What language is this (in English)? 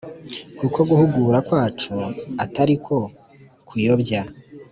Kinyarwanda